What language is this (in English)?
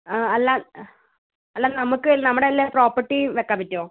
Malayalam